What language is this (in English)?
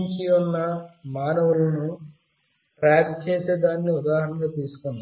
Telugu